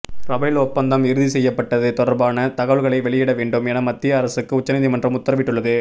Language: Tamil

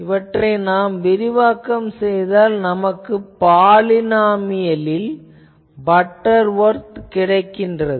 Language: Tamil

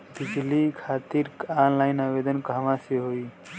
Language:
Bhojpuri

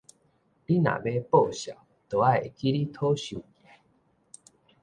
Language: Min Nan Chinese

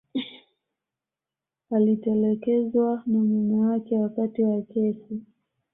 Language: Swahili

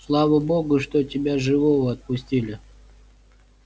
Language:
Russian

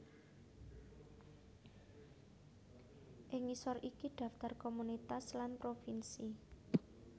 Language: Javanese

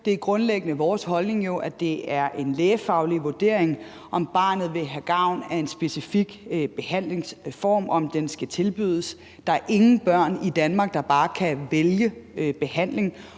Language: Danish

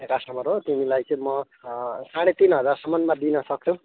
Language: Nepali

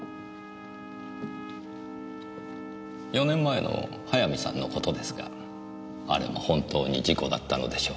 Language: Japanese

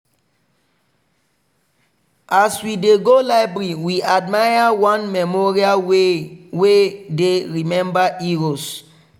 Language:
Nigerian Pidgin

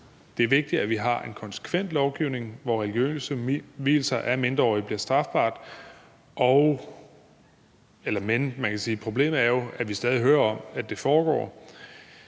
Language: Danish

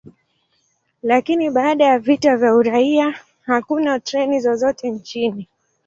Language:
Swahili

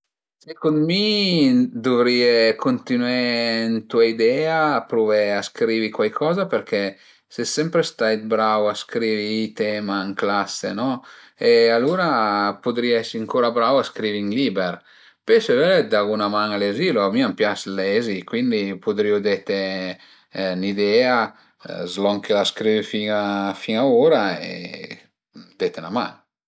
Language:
Piedmontese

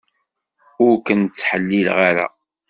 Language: Kabyle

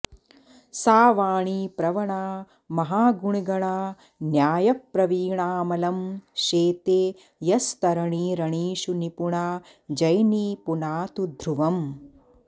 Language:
Sanskrit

